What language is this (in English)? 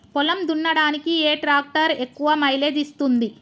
Telugu